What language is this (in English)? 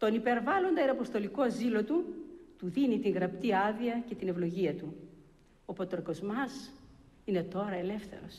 Greek